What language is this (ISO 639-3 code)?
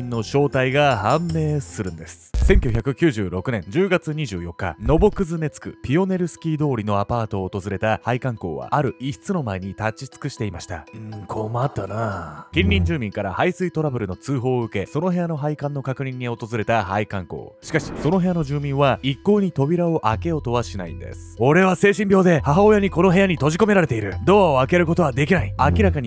jpn